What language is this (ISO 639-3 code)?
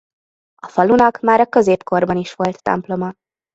hun